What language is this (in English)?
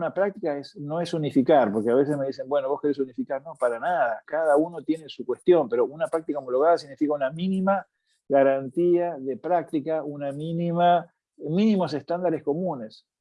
Spanish